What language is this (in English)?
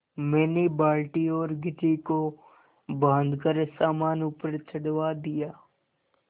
Hindi